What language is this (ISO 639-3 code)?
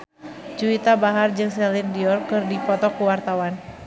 sun